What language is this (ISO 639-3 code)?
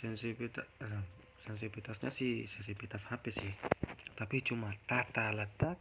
ind